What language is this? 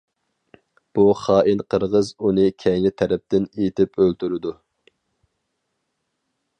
Uyghur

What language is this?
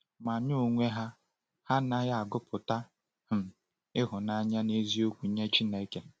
Igbo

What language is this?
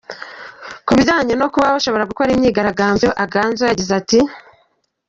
Kinyarwanda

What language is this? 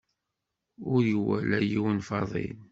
Kabyle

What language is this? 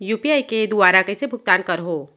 Chhattisgarhi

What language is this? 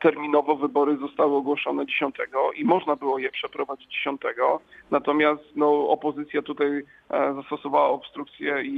Polish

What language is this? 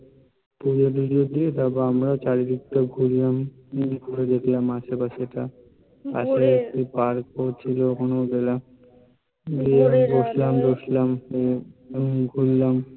Bangla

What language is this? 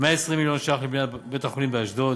Hebrew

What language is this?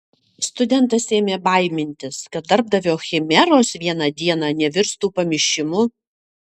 Lithuanian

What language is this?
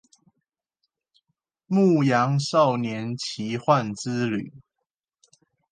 Chinese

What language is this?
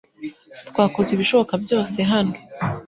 Kinyarwanda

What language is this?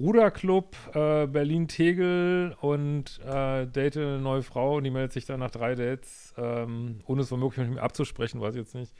German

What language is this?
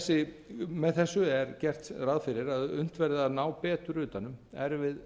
Icelandic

